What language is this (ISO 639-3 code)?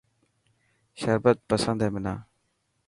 mki